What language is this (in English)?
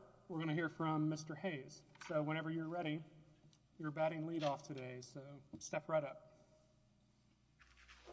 English